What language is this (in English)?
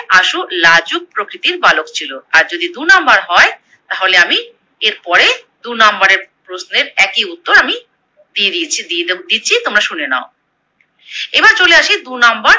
Bangla